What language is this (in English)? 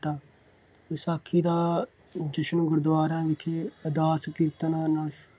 Punjabi